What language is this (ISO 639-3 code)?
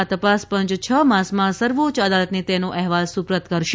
guj